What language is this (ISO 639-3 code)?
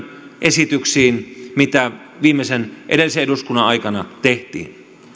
fin